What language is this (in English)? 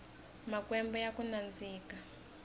Tsonga